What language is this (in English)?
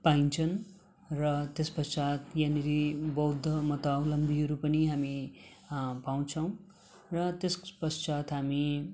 Nepali